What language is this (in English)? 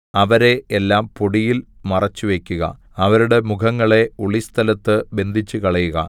Malayalam